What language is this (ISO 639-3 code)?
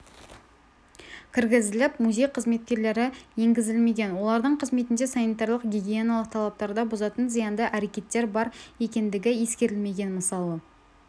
kaz